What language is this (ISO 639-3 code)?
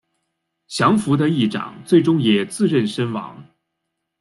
zho